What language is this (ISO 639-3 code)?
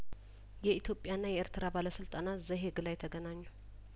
amh